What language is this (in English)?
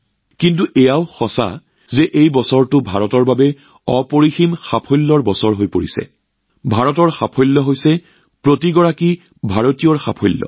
Assamese